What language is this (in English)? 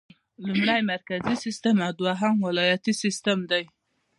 Pashto